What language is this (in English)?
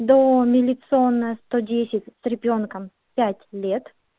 Russian